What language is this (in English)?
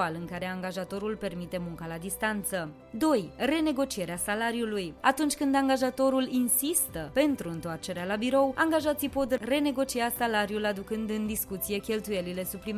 Romanian